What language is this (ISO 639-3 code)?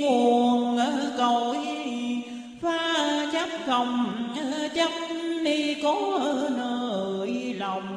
vie